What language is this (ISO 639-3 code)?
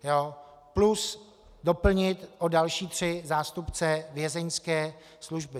ces